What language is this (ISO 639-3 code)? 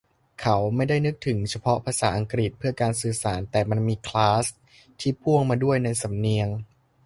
tha